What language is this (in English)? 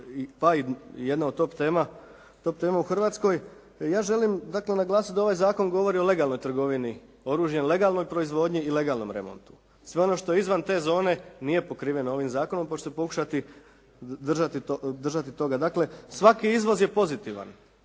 Croatian